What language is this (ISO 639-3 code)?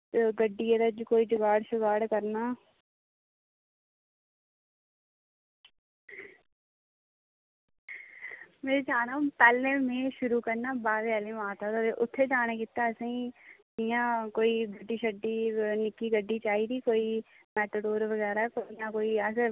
doi